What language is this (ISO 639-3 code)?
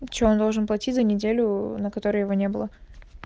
rus